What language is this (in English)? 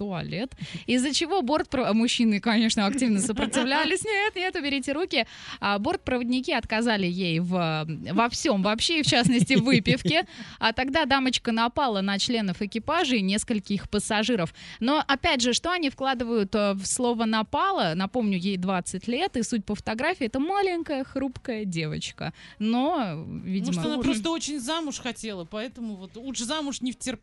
Russian